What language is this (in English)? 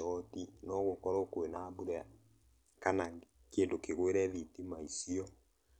Kikuyu